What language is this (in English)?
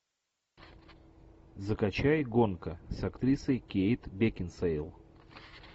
Russian